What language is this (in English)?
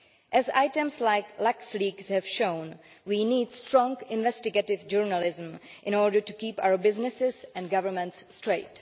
English